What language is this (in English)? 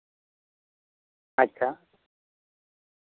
Santali